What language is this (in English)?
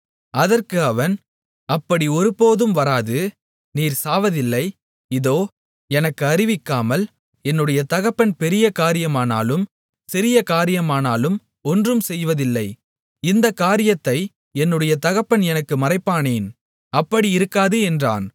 Tamil